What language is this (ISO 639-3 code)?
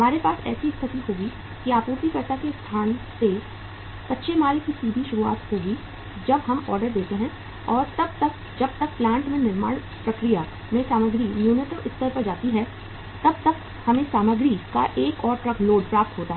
hin